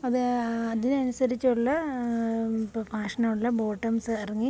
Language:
Malayalam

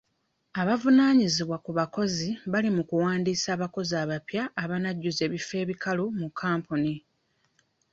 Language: Ganda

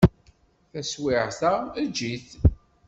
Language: Kabyle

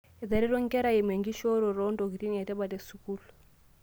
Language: Masai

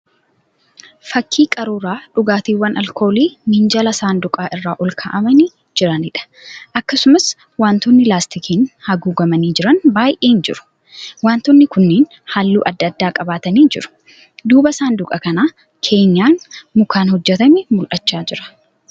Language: Oromo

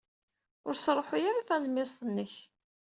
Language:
Kabyle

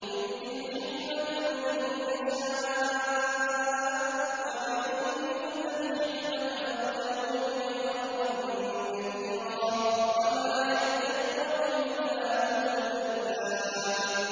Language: Arabic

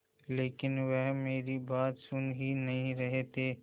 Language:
Hindi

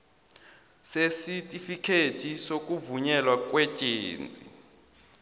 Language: South Ndebele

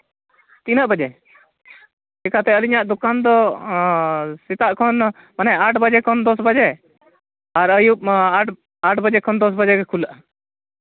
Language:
Santali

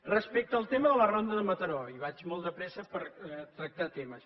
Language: Catalan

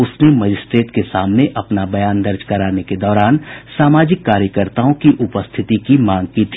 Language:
Hindi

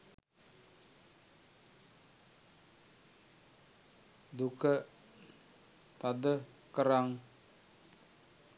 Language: Sinhala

